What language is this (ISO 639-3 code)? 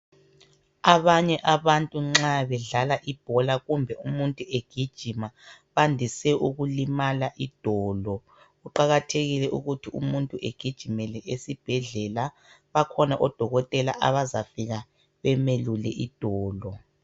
nde